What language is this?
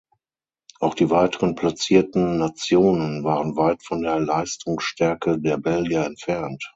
German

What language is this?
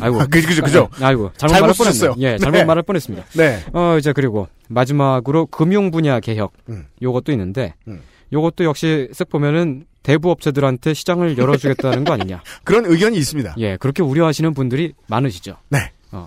Korean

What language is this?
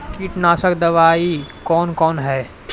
Maithili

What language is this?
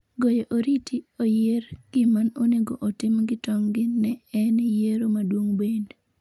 Luo (Kenya and Tanzania)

